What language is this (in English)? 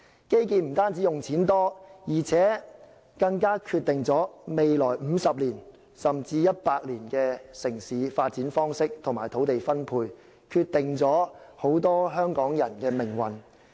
Cantonese